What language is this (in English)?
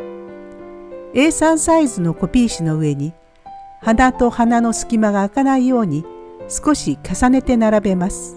Japanese